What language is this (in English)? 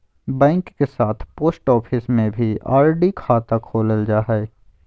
Magahi